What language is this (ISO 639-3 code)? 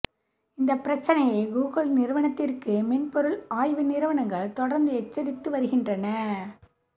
tam